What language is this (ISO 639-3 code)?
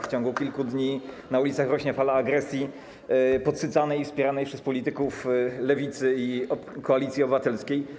pol